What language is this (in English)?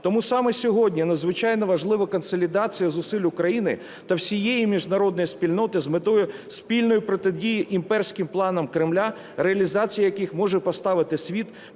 Ukrainian